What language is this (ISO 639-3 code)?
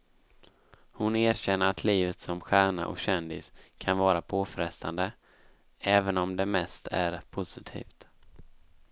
swe